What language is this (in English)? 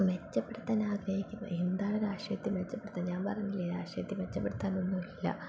Malayalam